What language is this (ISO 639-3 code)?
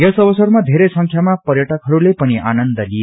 nep